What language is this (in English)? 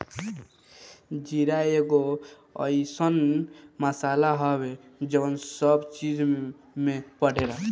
Bhojpuri